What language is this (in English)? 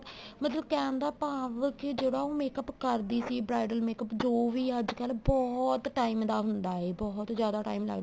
Punjabi